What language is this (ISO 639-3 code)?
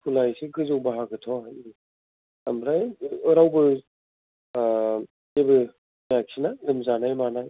brx